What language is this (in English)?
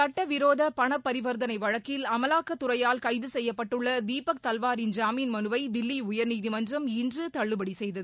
Tamil